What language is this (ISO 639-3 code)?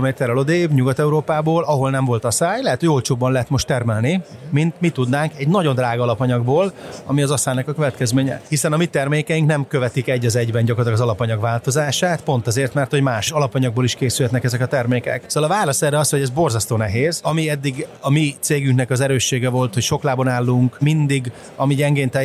hun